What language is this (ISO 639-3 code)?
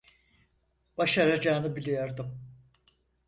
tur